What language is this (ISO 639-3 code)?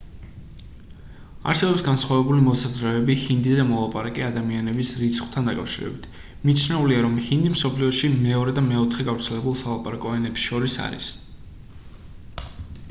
kat